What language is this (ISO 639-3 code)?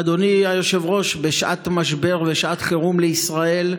heb